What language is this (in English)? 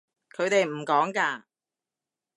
Cantonese